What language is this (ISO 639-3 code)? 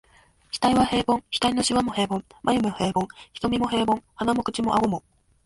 jpn